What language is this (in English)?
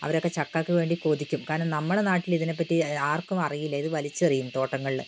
Malayalam